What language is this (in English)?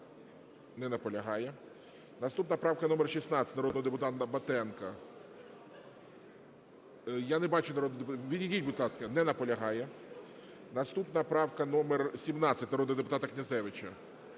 Ukrainian